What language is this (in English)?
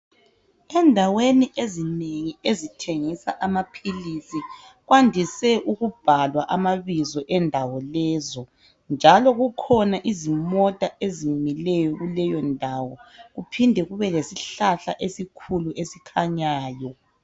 North Ndebele